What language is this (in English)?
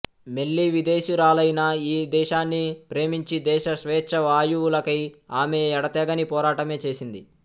Telugu